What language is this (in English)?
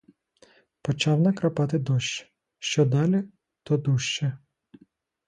Ukrainian